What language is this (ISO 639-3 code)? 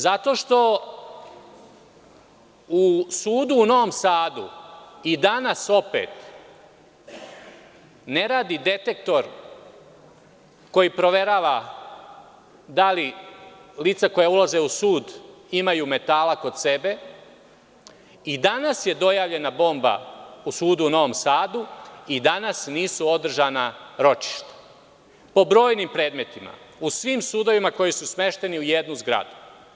srp